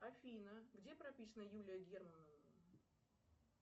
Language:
Russian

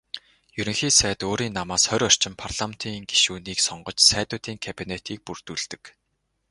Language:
Mongolian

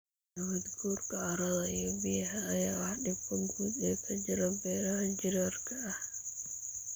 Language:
Somali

